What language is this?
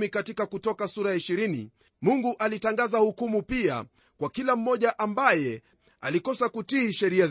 Swahili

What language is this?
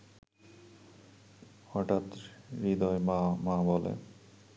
Bangla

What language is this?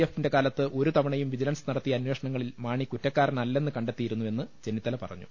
Malayalam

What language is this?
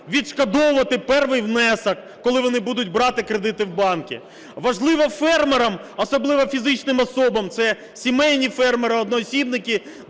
Ukrainian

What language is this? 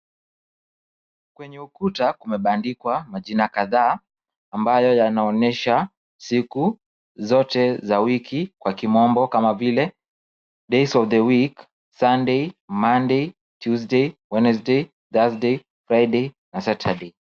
Swahili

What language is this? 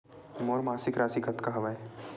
Chhattisgarhi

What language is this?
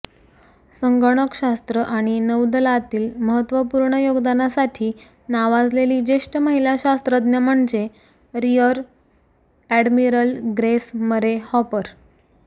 Marathi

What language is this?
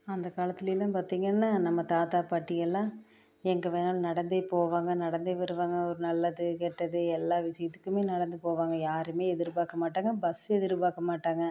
Tamil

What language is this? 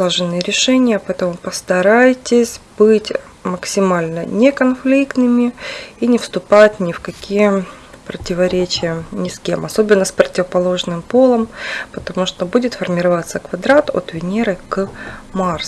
Russian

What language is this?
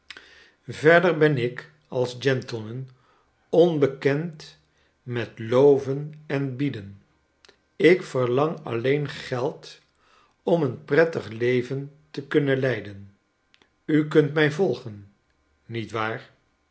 Dutch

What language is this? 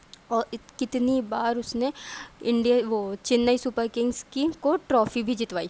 Urdu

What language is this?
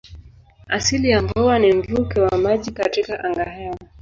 Swahili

